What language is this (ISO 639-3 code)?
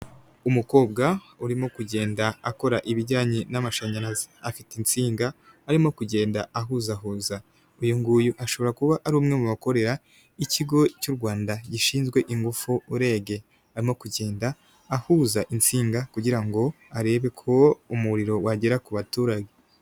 kin